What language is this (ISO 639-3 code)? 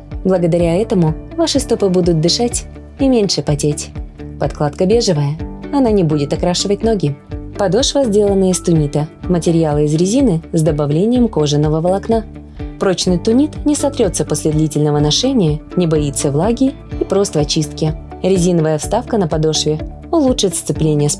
rus